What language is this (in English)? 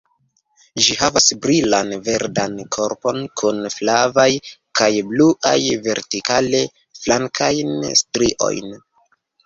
Esperanto